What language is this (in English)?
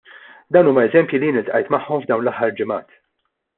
Maltese